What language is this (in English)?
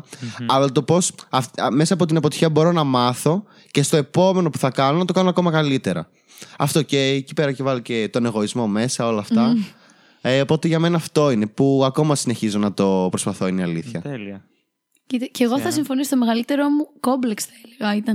Greek